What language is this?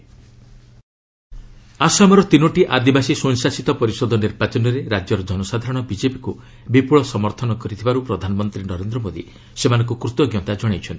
Odia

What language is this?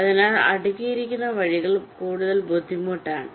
Malayalam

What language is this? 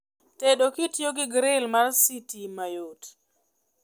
Luo (Kenya and Tanzania)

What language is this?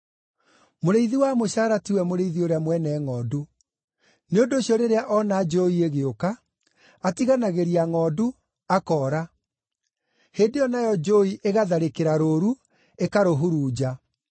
Kikuyu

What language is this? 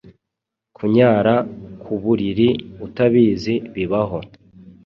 Kinyarwanda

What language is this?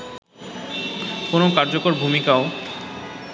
Bangla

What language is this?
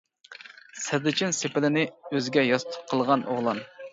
Uyghur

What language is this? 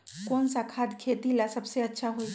Magahi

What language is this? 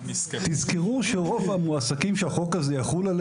Hebrew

